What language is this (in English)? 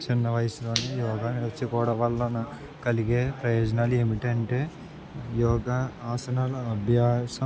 Telugu